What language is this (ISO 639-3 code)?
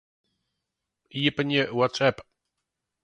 fry